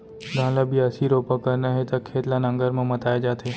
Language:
Chhattisgarhi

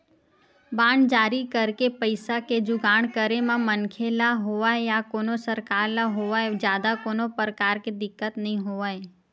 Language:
Chhattisgarhi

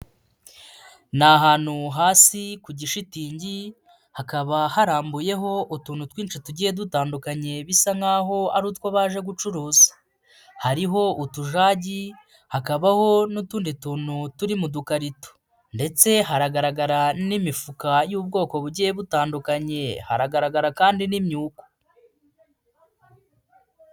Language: Kinyarwanda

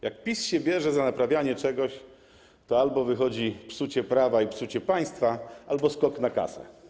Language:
Polish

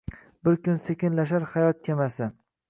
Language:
Uzbek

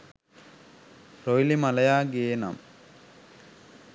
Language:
Sinhala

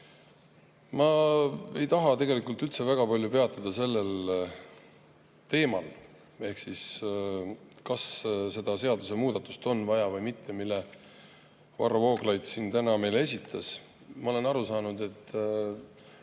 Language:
Estonian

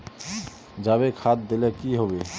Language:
Magahi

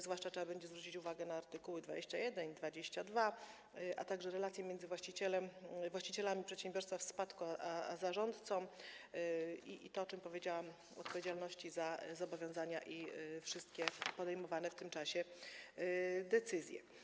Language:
Polish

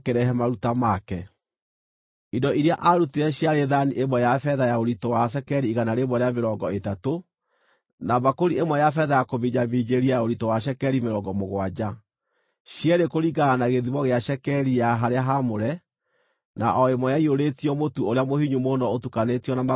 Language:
Kikuyu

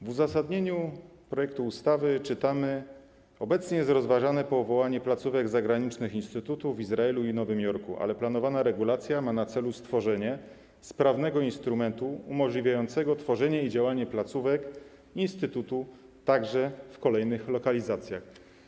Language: Polish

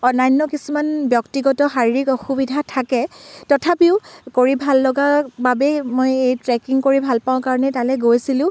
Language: Assamese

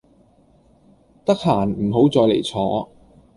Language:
Cantonese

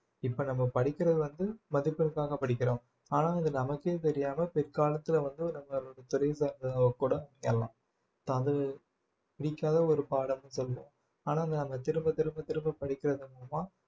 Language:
Tamil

